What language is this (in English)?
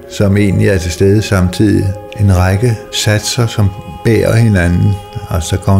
Danish